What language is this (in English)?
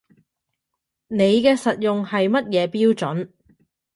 Cantonese